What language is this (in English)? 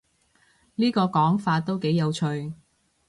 Cantonese